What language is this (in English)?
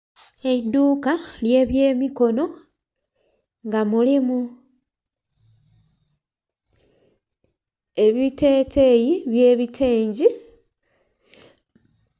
Soga